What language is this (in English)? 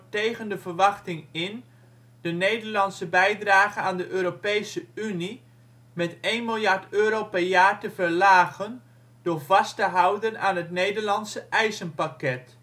Dutch